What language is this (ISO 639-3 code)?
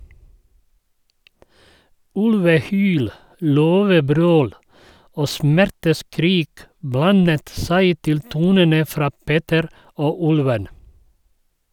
nor